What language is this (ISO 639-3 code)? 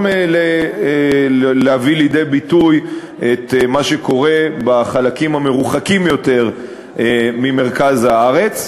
heb